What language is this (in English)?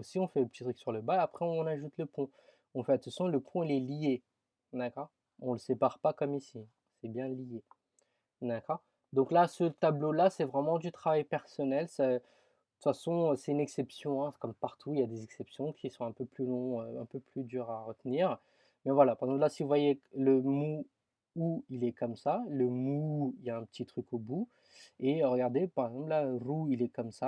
French